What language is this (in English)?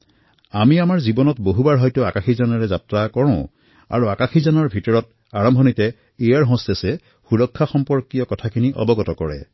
Assamese